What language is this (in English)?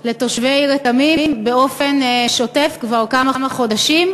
Hebrew